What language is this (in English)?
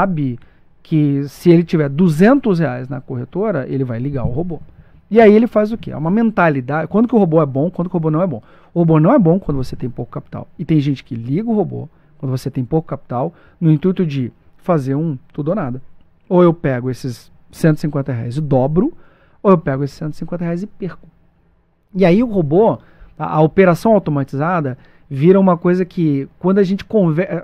Portuguese